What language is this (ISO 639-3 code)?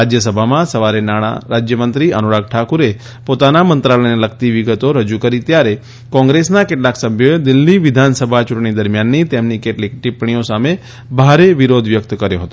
guj